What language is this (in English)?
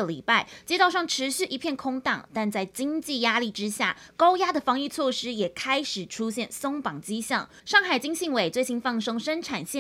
Chinese